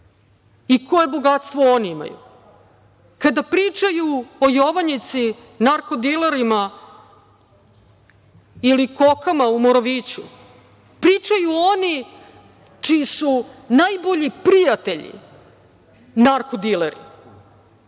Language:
Serbian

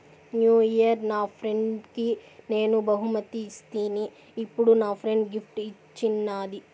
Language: Telugu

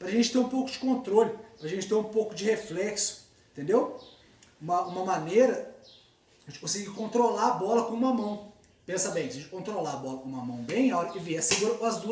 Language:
Portuguese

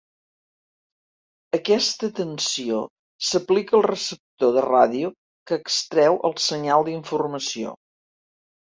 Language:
Catalan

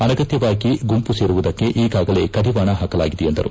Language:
Kannada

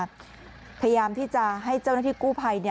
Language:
Thai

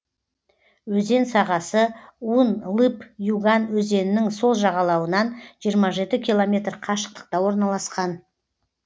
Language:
Kazakh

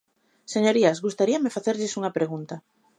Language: Galician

